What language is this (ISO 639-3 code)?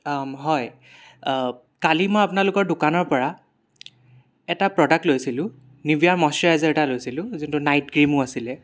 asm